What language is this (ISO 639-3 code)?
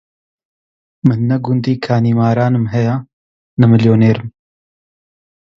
ckb